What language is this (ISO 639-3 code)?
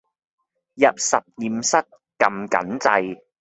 yue